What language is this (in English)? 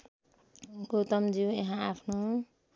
Nepali